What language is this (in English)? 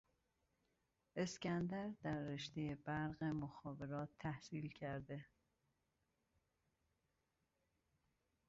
Persian